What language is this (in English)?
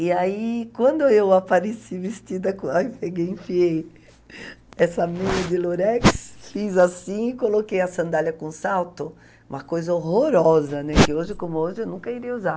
Portuguese